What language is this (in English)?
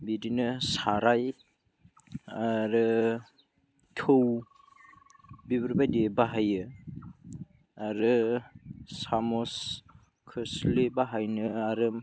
Bodo